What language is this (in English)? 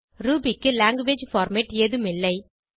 Tamil